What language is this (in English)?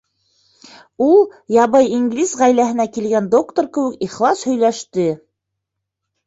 Bashkir